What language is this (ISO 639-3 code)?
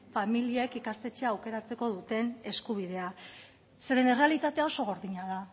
eus